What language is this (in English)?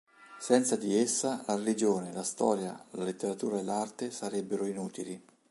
Italian